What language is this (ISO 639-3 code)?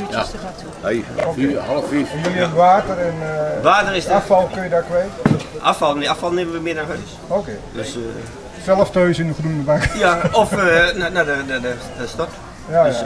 nld